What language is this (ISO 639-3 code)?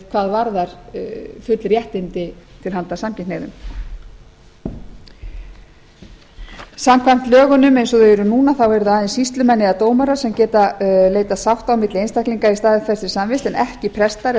isl